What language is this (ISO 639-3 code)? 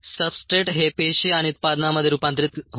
mar